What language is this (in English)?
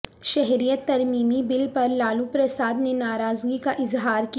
Urdu